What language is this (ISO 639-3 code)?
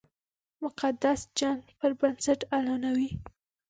pus